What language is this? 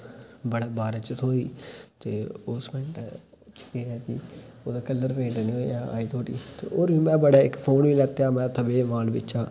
Dogri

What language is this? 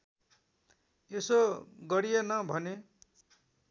Nepali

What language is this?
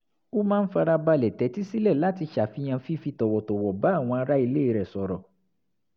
Yoruba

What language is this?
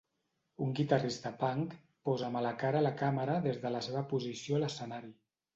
Catalan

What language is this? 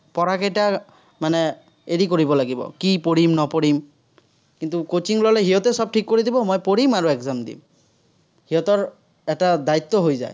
Assamese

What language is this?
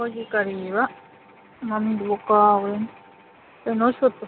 Manipuri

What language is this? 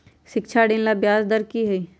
Magahi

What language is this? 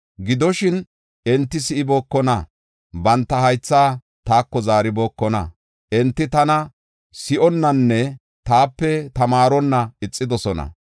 Gofa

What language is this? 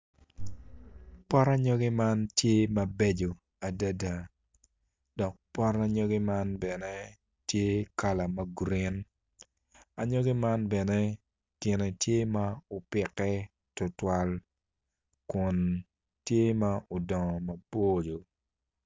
Acoli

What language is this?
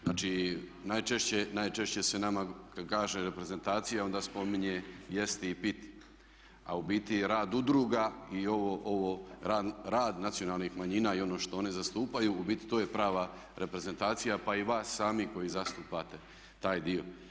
Croatian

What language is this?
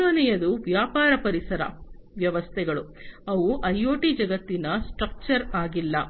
Kannada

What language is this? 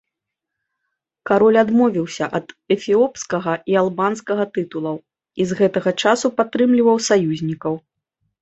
Belarusian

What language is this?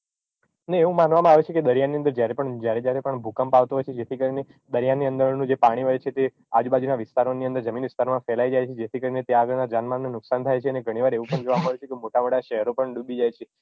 Gujarati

